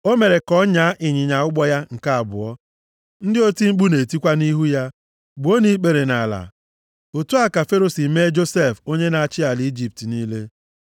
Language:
Igbo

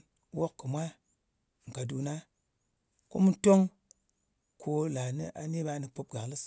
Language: Ngas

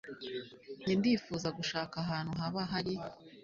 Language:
Kinyarwanda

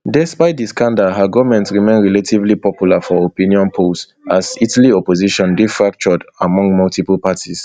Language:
Nigerian Pidgin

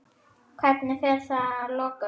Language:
Icelandic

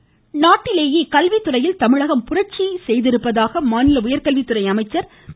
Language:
Tamil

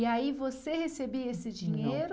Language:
Portuguese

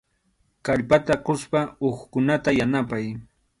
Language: Arequipa-La Unión Quechua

